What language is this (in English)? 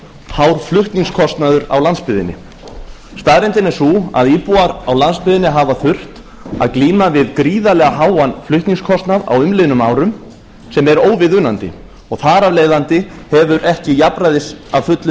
Icelandic